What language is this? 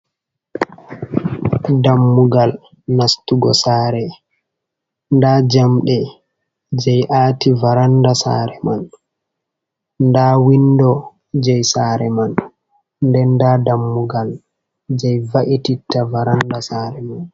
Fula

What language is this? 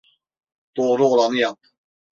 Turkish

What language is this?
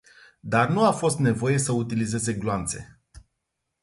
Romanian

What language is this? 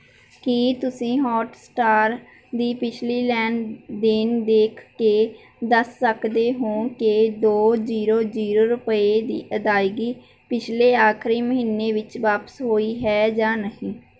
Punjabi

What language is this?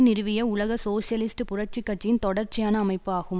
Tamil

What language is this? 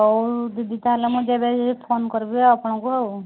Odia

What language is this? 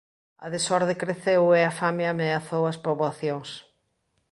Galician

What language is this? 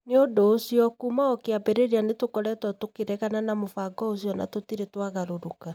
Kikuyu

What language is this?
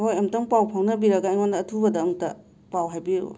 Manipuri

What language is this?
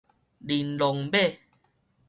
Min Nan Chinese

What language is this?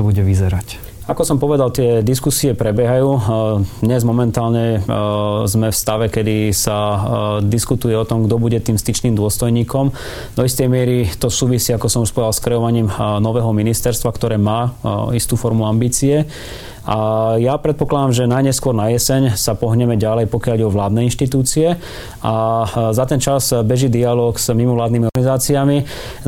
Slovak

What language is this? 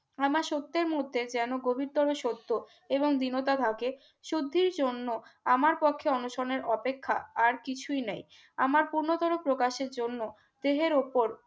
Bangla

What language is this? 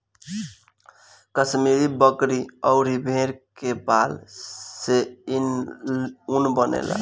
Bhojpuri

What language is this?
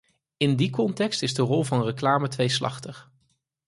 Dutch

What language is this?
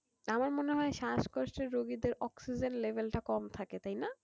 Bangla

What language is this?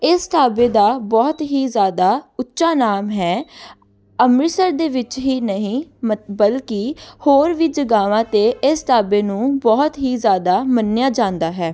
Punjabi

